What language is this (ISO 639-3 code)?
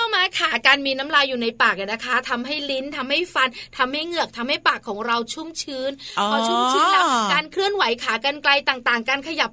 tha